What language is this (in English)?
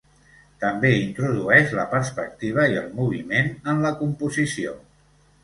Catalan